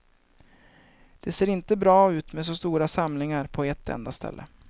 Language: Swedish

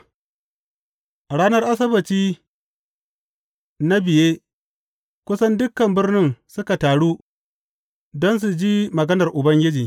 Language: Hausa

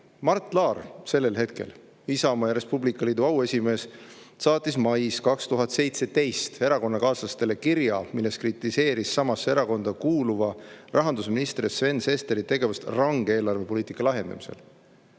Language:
Estonian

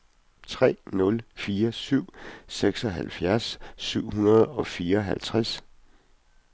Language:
Danish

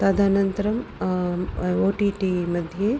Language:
Sanskrit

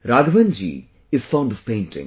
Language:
English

